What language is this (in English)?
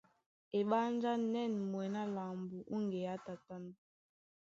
Duala